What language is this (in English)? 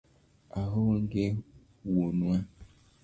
Luo (Kenya and Tanzania)